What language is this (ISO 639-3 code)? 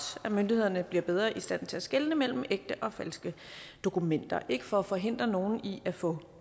dan